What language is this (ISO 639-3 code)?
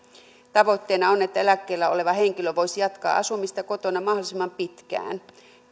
fin